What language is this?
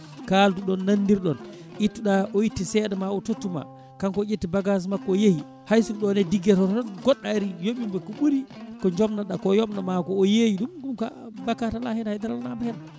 Fula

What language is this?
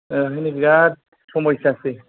Bodo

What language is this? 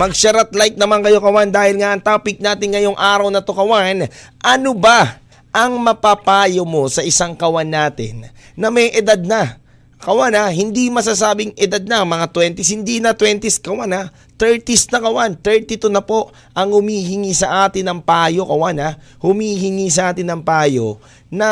Filipino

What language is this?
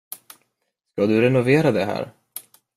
Swedish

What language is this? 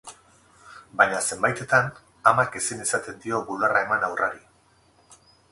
Basque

